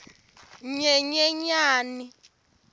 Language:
Tsonga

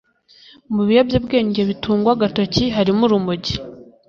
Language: Kinyarwanda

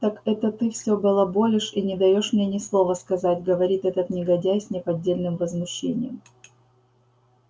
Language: Russian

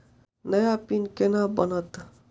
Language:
Maithili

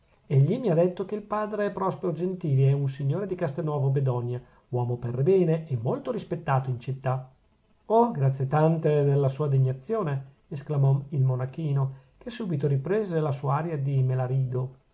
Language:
Italian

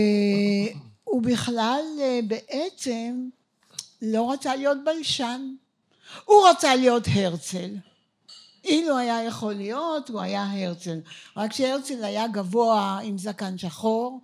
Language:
Hebrew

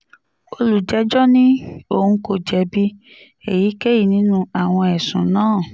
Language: Yoruba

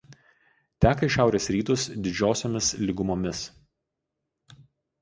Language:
Lithuanian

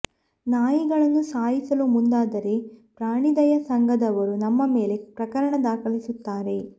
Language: Kannada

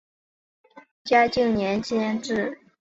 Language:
Chinese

